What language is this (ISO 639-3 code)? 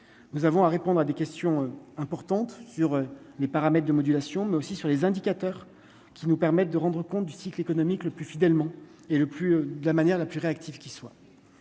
fra